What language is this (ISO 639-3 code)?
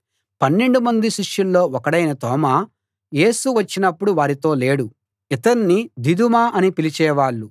tel